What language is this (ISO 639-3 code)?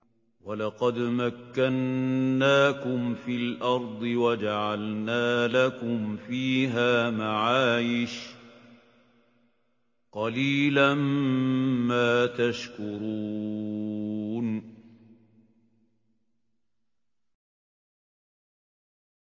ara